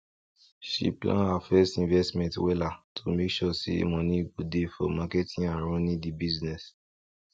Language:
Nigerian Pidgin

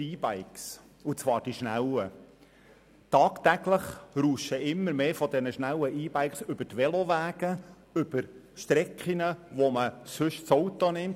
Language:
Swiss German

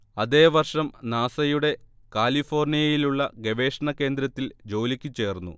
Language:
Malayalam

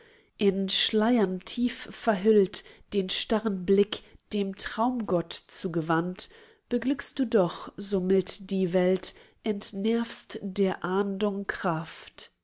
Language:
German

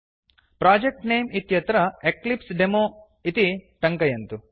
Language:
Sanskrit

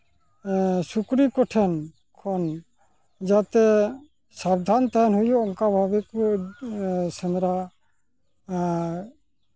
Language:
Santali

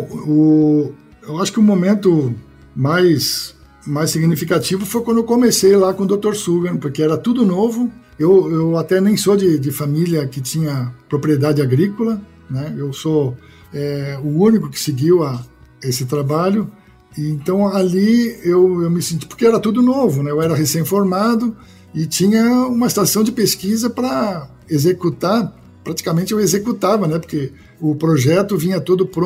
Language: Portuguese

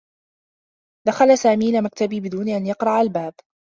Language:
Arabic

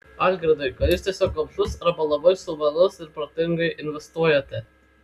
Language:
Lithuanian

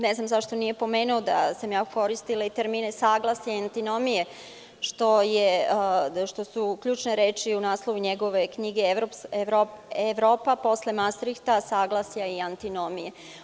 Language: Serbian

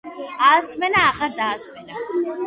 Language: Georgian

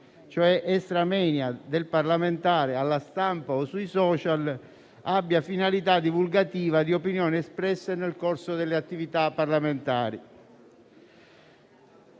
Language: Italian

